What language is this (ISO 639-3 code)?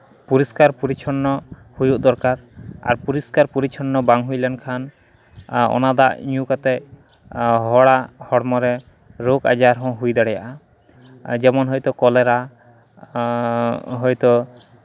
sat